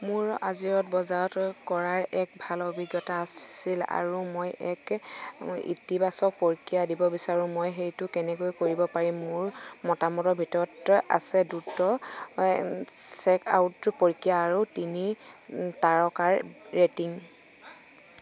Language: Assamese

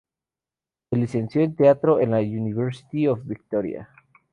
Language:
Spanish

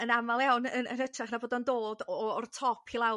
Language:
Welsh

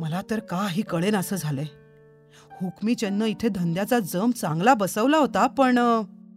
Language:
Marathi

